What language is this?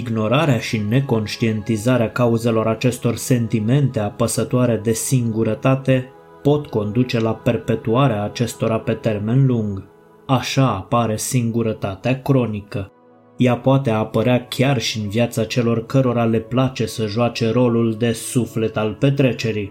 Romanian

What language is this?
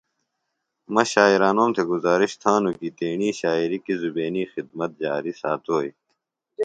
Phalura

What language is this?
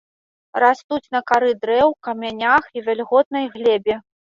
Belarusian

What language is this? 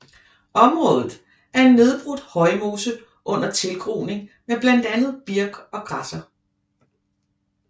Danish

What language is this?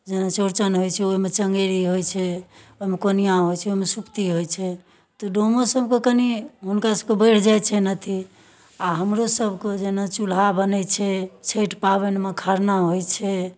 Maithili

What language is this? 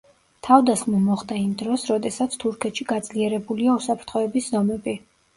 Georgian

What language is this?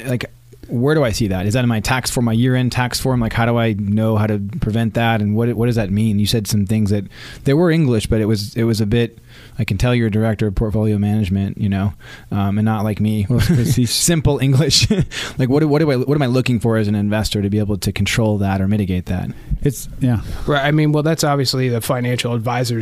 English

